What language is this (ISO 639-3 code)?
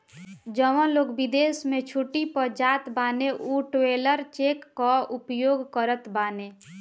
bho